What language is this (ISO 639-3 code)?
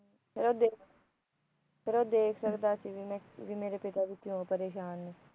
pan